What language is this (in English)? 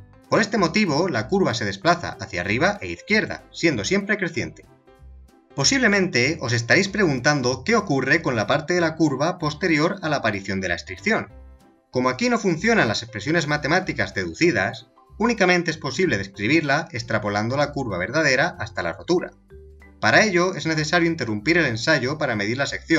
Spanish